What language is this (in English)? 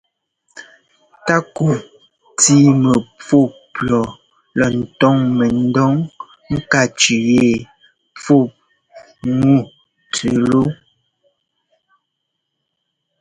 Ngomba